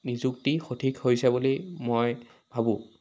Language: Assamese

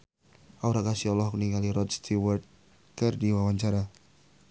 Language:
Sundanese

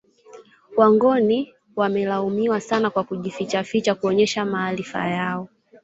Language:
Swahili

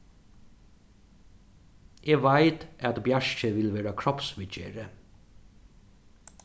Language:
Faroese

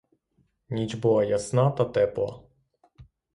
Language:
Ukrainian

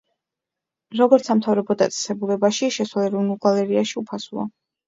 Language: Georgian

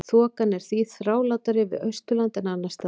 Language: Icelandic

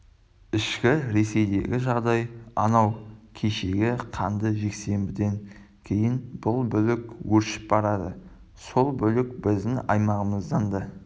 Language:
Kazakh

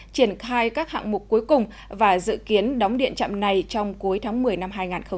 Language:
Vietnamese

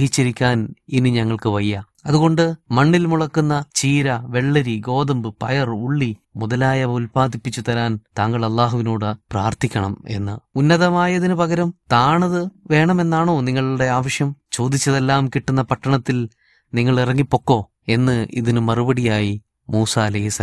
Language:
Malayalam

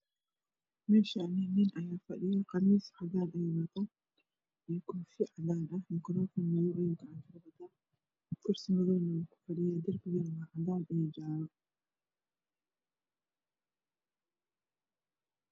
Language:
Somali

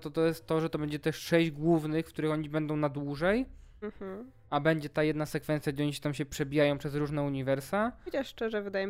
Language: Polish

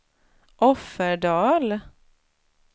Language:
Swedish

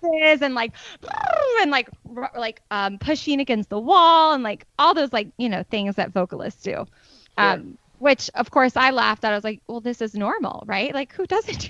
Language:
English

